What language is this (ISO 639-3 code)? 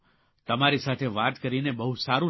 guj